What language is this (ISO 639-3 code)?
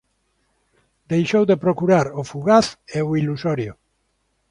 glg